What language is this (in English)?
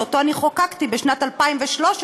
Hebrew